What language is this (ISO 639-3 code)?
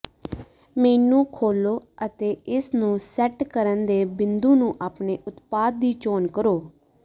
pan